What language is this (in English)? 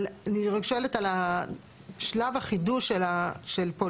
Hebrew